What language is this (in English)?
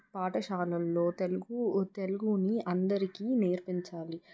Telugu